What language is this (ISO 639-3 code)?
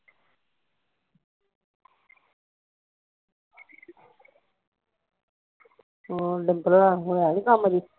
pan